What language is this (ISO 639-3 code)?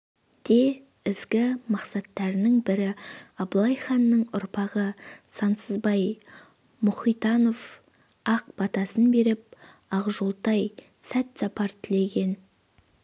kaz